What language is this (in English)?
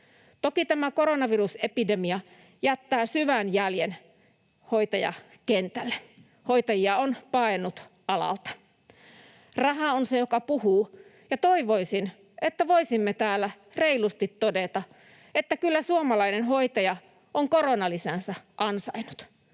Finnish